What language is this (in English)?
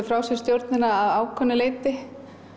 Icelandic